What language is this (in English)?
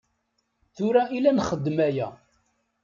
Kabyle